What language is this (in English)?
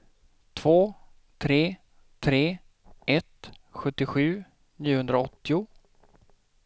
Swedish